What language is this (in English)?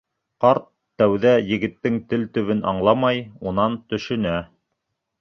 Bashkir